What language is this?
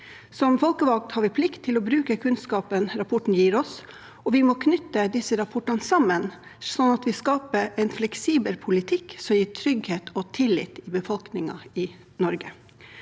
Norwegian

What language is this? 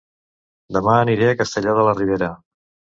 Catalan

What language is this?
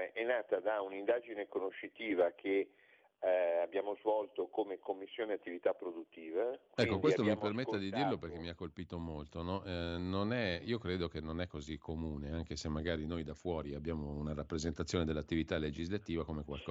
Italian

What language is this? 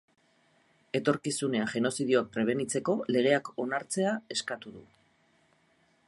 Basque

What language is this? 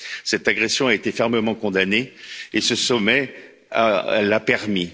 French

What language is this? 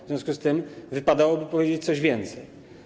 Polish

